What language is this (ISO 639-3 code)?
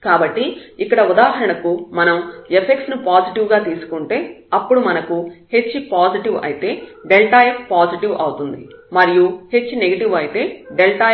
tel